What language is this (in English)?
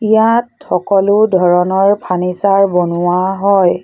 Assamese